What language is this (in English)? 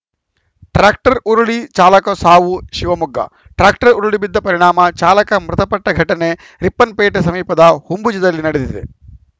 Kannada